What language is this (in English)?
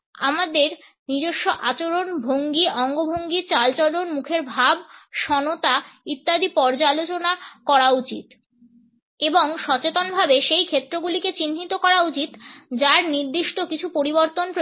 Bangla